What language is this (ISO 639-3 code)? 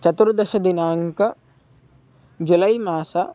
san